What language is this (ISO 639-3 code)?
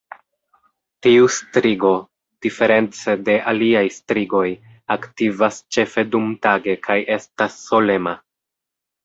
epo